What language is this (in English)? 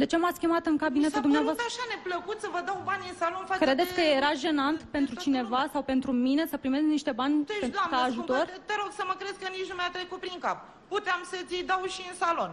Romanian